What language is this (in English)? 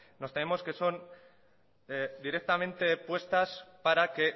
Spanish